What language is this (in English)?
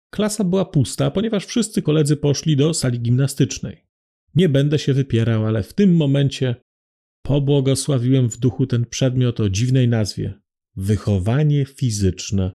Polish